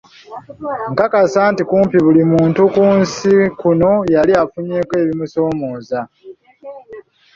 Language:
Ganda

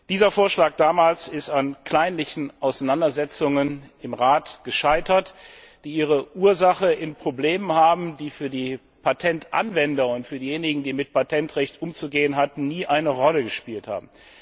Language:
German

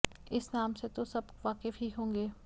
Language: Hindi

